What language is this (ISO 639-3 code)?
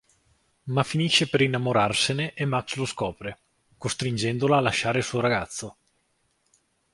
ita